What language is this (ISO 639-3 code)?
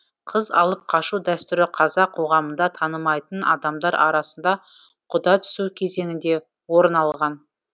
kaz